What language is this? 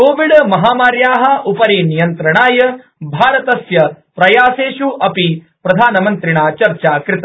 Sanskrit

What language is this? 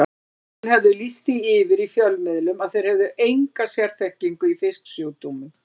Icelandic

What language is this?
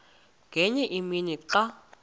Xhosa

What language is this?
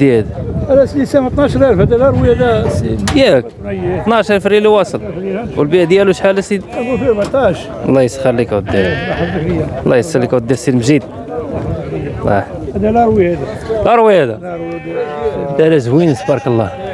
Arabic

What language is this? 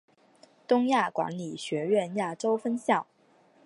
Chinese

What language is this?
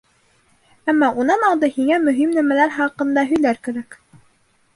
Bashkir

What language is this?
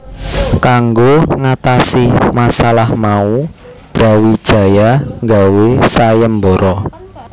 Javanese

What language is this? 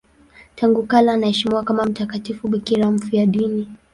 Swahili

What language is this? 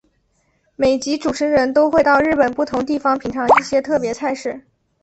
Chinese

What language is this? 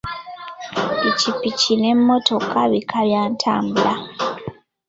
Ganda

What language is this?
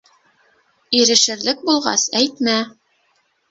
Bashkir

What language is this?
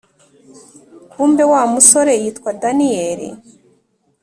Kinyarwanda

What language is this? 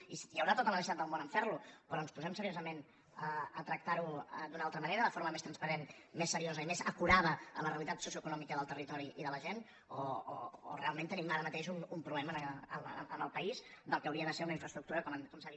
Catalan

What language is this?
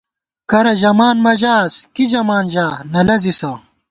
Gawar-Bati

